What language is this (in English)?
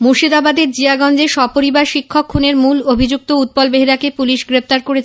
Bangla